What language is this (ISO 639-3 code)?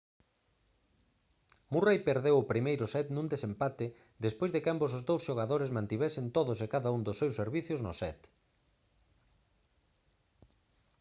glg